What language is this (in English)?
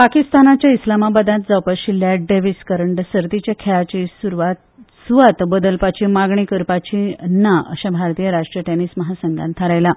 Konkani